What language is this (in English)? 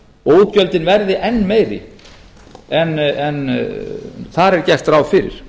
Icelandic